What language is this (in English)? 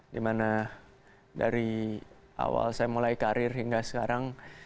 Indonesian